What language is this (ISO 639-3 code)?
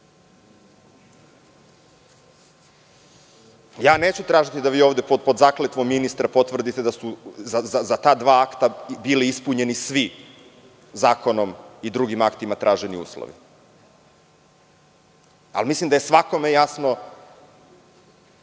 srp